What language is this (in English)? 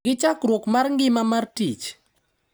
Luo (Kenya and Tanzania)